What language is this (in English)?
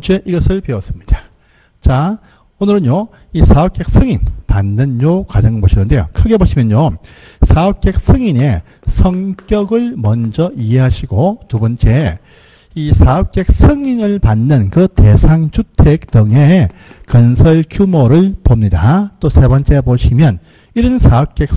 Korean